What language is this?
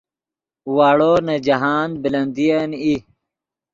Yidgha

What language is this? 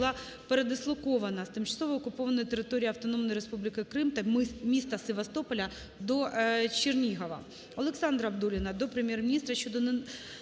Ukrainian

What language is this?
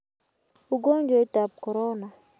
Kalenjin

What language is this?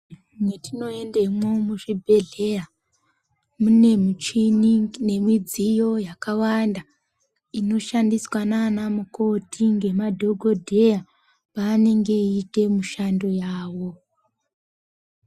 Ndau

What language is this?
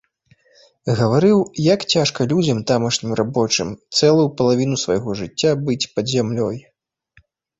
Belarusian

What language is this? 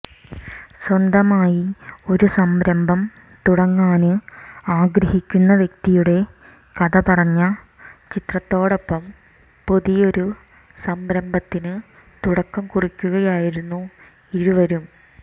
Malayalam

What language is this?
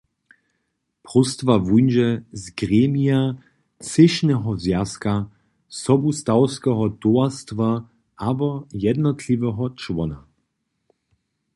Upper Sorbian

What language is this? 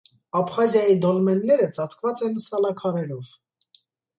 Armenian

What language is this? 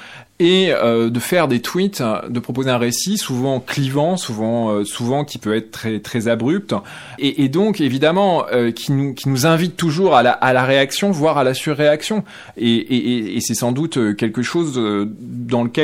French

